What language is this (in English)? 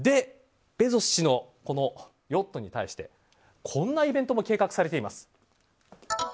Japanese